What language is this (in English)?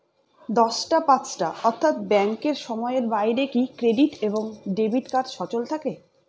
Bangla